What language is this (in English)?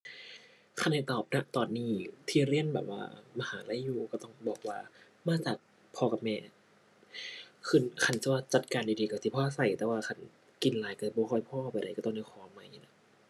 Thai